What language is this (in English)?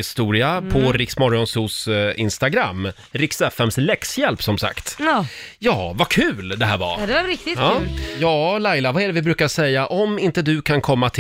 Swedish